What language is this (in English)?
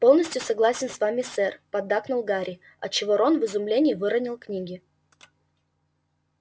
Russian